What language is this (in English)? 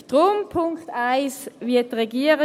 Swiss German